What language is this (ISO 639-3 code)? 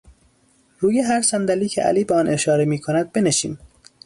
fas